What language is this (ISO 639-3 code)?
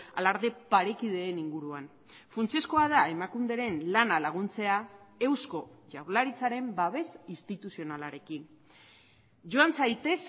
eus